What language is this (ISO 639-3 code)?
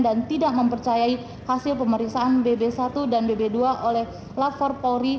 ind